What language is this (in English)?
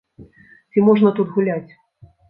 Belarusian